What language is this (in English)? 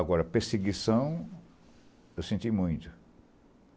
Portuguese